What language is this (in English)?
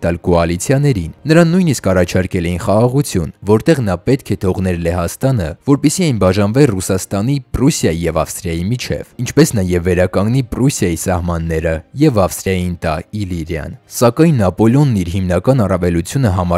Romanian